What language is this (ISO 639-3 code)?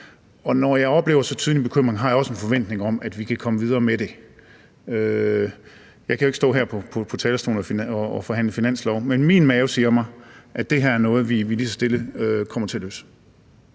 dan